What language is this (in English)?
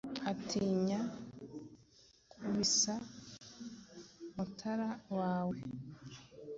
Kinyarwanda